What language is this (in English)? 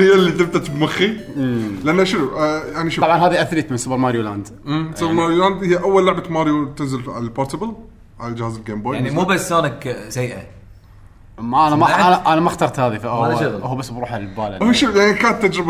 Arabic